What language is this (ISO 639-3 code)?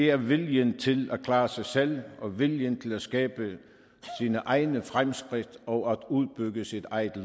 dan